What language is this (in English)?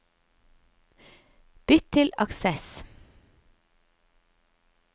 Norwegian